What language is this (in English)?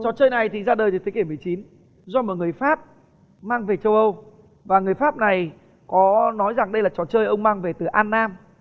Vietnamese